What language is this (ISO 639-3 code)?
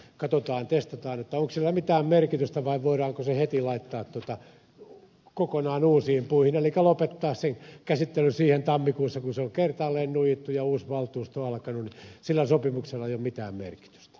fin